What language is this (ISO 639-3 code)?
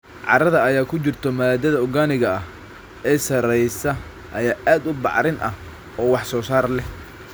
som